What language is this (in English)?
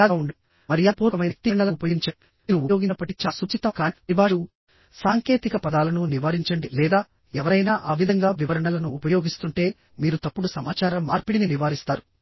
Telugu